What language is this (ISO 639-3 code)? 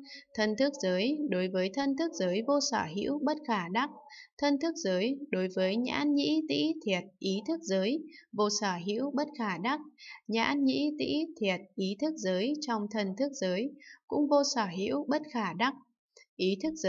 vie